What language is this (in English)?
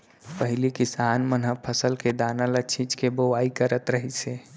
Chhattisgarhi